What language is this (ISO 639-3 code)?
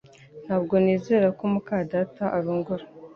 kin